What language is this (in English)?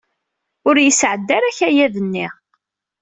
Kabyle